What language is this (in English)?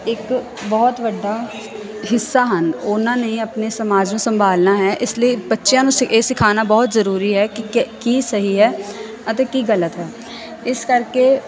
Punjabi